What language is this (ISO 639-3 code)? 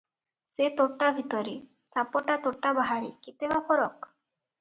ori